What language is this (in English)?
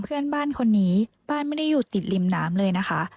Thai